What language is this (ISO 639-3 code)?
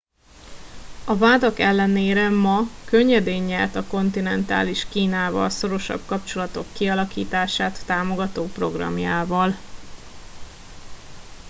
hun